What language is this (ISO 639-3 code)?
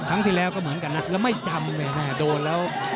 tha